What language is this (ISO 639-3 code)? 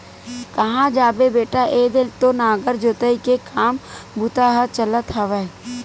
hne